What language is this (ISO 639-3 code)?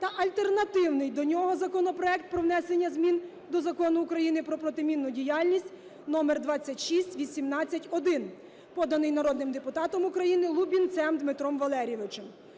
ukr